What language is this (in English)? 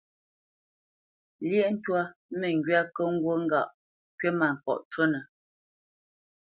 Bamenyam